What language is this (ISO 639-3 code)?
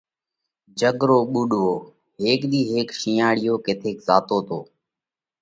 kvx